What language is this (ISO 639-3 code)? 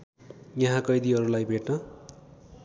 nep